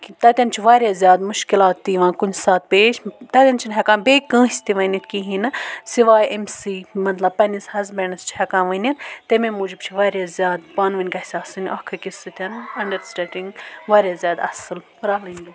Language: Kashmiri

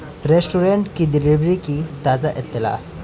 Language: Urdu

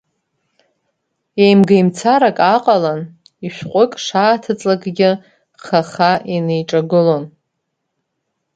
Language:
Abkhazian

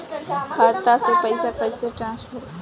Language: Bhojpuri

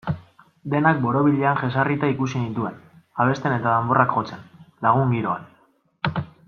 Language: Basque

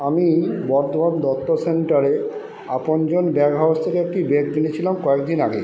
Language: Bangla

